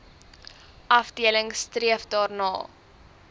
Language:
Afrikaans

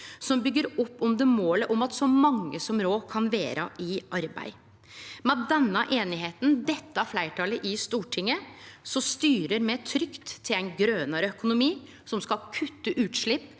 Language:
Norwegian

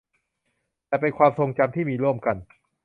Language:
Thai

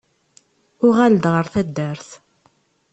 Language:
Kabyle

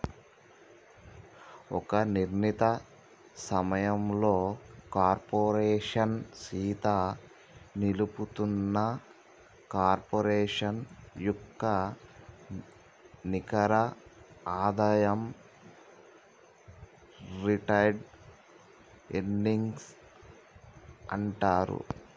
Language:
Telugu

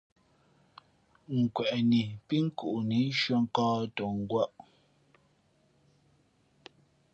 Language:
Fe'fe'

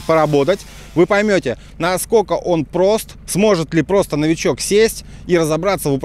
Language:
Russian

